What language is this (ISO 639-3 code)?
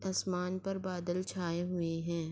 urd